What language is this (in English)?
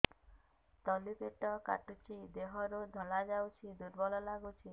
Odia